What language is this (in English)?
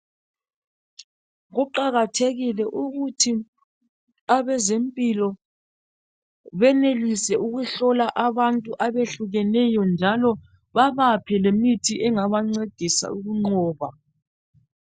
North Ndebele